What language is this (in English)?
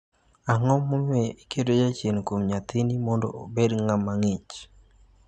Luo (Kenya and Tanzania)